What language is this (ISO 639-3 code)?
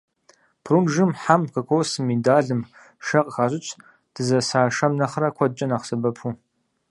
kbd